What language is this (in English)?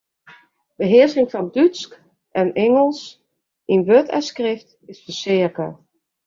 Western Frisian